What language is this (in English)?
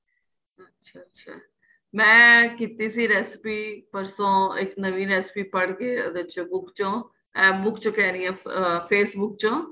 Punjabi